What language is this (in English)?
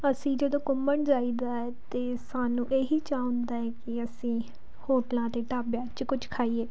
Punjabi